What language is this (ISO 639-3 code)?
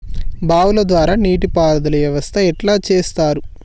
tel